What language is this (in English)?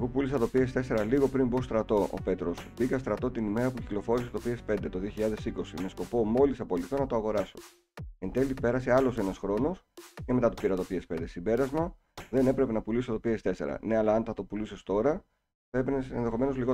Greek